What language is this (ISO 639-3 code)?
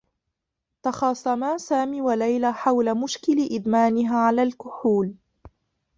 ara